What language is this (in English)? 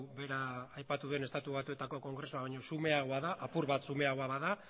Basque